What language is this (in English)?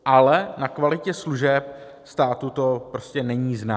Czech